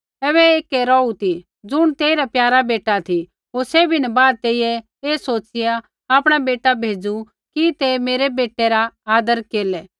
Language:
Kullu Pahari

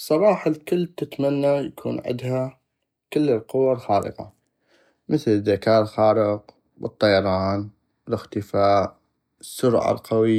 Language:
North Mesopotamian Arabic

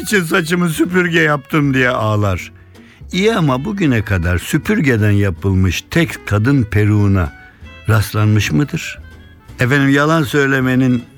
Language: Turkish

